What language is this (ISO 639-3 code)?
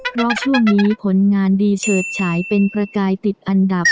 tha